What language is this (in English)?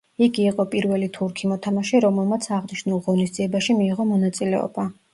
Georgian